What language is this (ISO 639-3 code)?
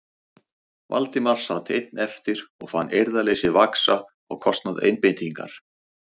isl